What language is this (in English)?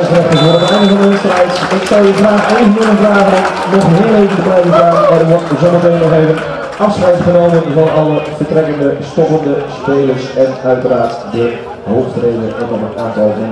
Dutch